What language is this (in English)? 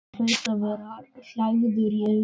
Icelandic